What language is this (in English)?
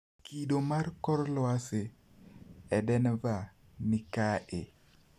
Luo (Kenya and Tanzania)